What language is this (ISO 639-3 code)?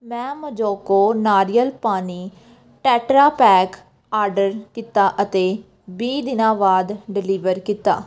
pan